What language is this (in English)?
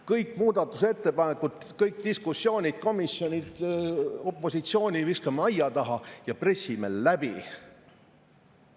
Estonian